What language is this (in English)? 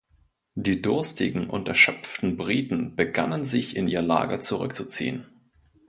German